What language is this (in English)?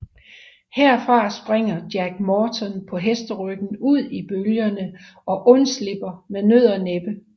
Danish